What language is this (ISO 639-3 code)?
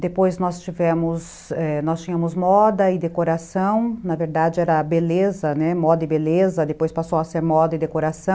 por